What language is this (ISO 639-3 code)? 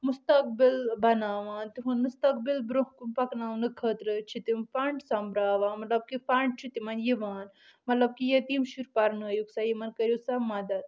kas